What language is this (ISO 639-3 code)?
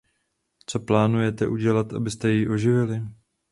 ces